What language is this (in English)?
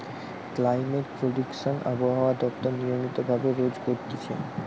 Bangla